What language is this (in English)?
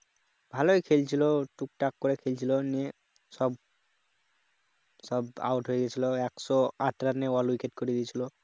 Bangla